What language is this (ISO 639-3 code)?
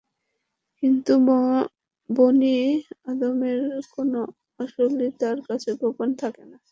ben